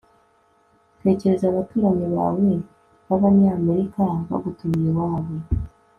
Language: Kinyarwanda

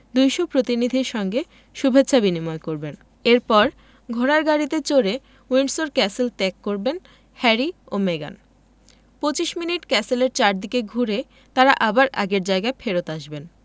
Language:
Bangla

